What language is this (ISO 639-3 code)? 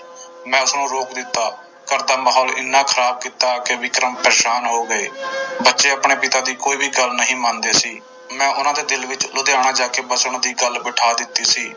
pan